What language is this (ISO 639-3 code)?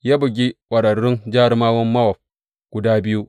hau